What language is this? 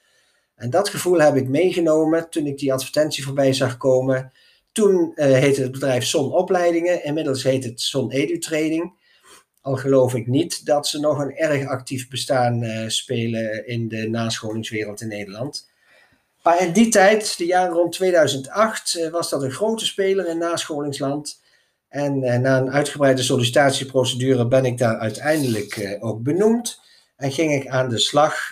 Dutch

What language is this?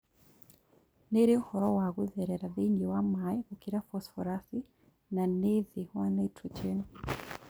Kikuyu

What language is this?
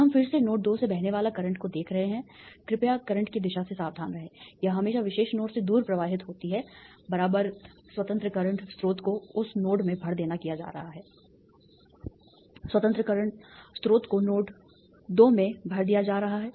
Hindi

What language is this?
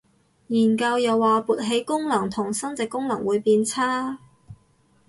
Cantonese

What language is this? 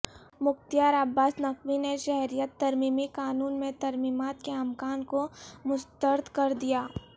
Urdu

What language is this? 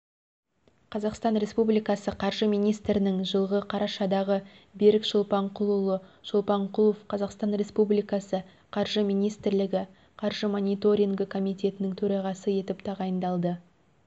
Kazakh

